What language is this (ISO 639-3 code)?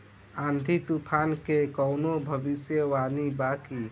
bho